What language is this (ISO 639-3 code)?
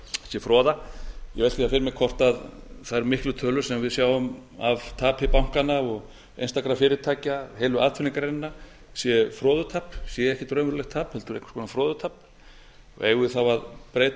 isl